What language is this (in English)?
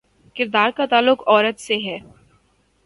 Urdu